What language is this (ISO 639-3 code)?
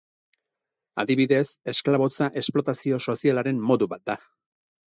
eus